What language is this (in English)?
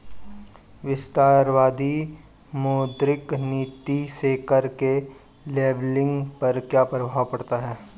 Hindi